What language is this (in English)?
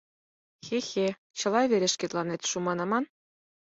Mari